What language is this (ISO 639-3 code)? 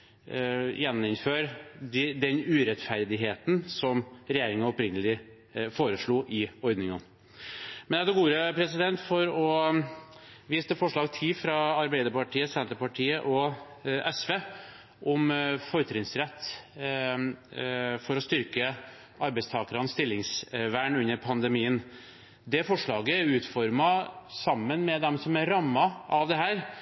nob